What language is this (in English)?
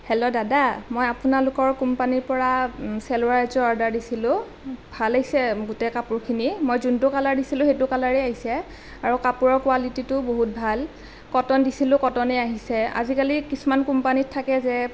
Assamese